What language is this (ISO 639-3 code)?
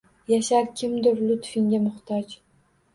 uzb